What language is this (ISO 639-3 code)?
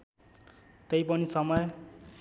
nep